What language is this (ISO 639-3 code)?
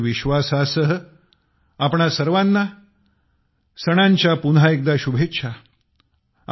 mar